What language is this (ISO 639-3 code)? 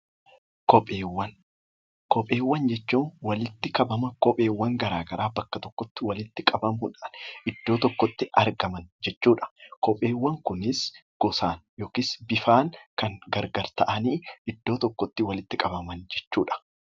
orm